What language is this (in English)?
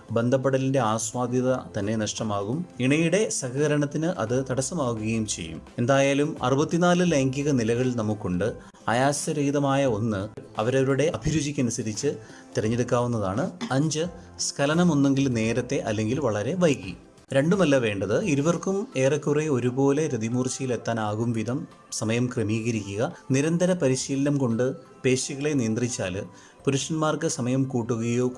Malayalam